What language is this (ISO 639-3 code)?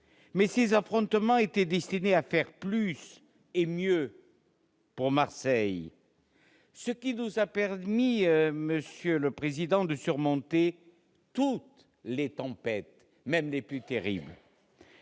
fra